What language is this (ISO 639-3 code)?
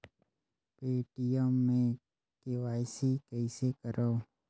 hne